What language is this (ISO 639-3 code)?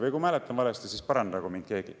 est